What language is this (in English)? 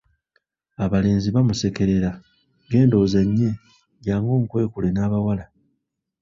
Ganda